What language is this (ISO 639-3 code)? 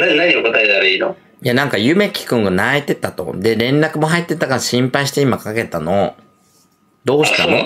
jpn